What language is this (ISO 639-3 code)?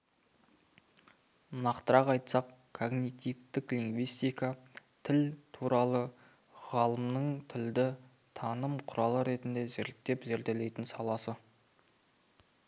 kaz